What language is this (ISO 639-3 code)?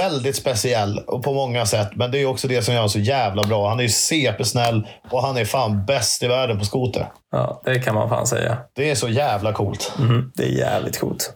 swe